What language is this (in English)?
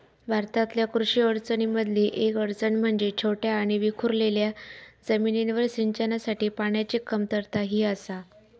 Marathi